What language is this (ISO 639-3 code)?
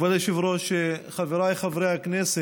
heb